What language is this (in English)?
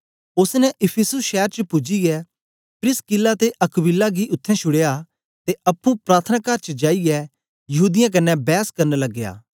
Dogri